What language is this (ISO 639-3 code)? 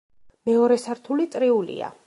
kat